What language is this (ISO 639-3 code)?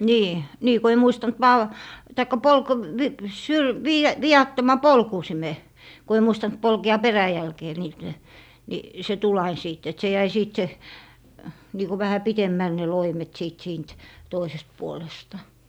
fin